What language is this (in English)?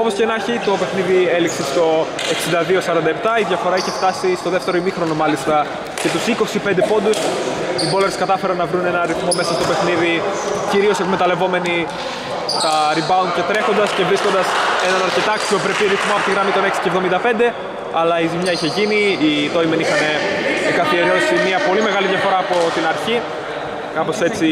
Greek